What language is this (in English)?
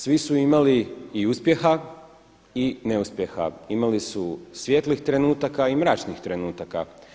Croatian